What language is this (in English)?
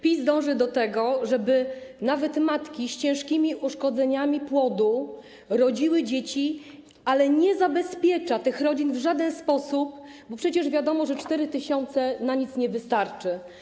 Polish